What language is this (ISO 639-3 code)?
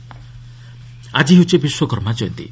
ori